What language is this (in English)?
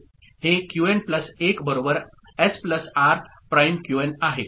Marathi